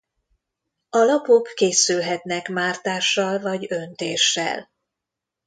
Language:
Hungarian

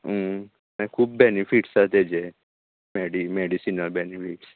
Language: Konkani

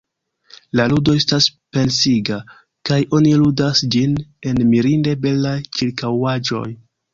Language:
Esperanto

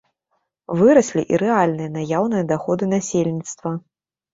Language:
Belarusian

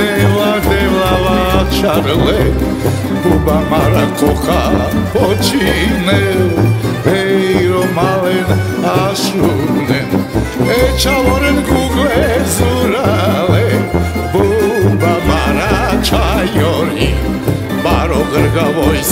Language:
Ukrainian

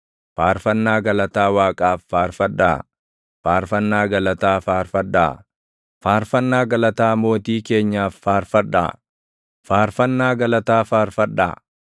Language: Oromo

